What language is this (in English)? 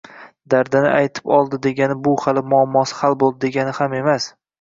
Uzbek